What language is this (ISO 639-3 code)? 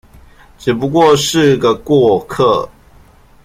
zho